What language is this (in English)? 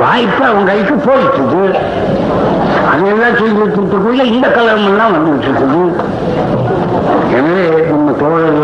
Tamil